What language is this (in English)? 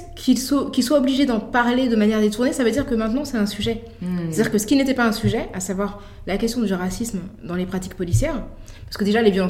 French